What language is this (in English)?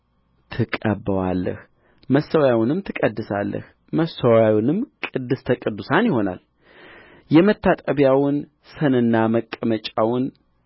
Amharic